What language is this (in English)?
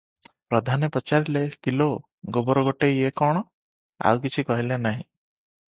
Odia